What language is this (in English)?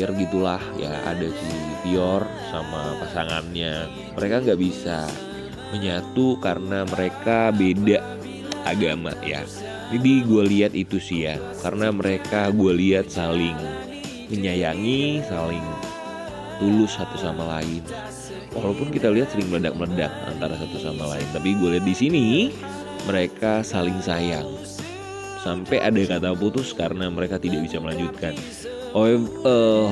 Indonesian